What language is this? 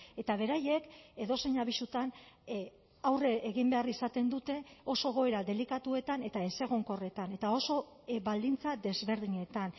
Basque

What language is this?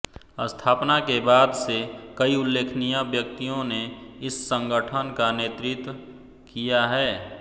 Hindi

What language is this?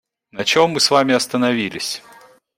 Russian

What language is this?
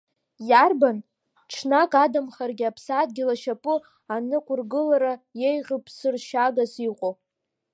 Abkhazian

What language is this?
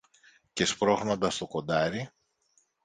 Greek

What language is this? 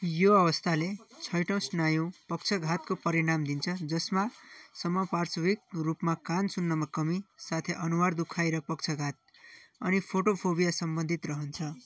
Nepali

